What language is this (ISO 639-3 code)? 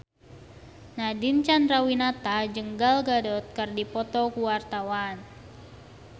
sun